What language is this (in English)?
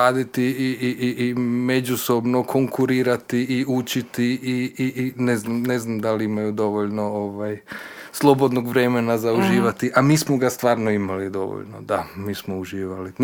Croatian